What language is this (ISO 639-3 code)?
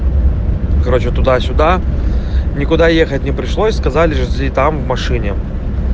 rus